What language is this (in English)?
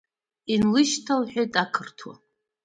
Abkhazian